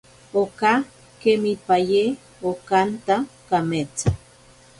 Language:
Ashéninka Perené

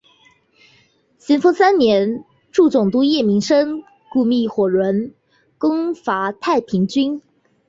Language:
Chinese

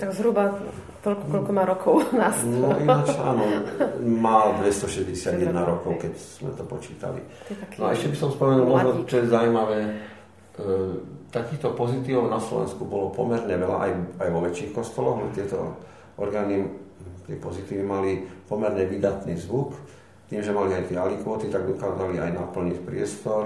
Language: Slovak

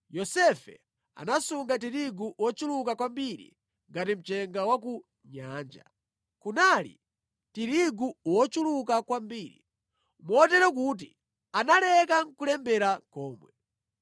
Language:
Nyanja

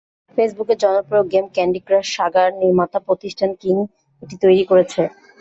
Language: Bangla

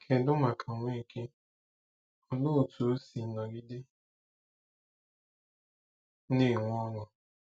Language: Igbo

